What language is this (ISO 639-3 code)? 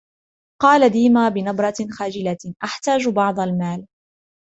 ara